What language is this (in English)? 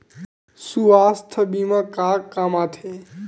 Chhattisgarhi